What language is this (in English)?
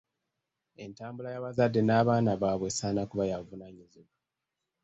Ganda